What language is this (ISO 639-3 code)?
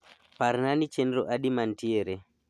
luo